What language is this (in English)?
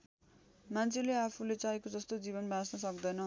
Nepali